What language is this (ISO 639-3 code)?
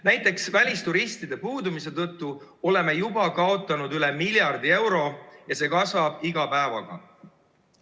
est